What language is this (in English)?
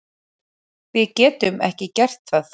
Icelandic